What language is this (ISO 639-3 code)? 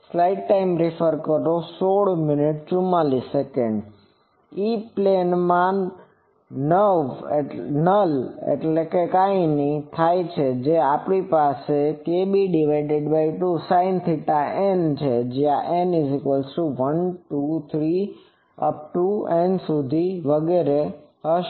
guj